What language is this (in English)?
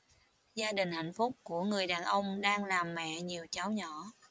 Vietnamese